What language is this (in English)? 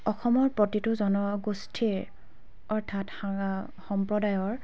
Assamese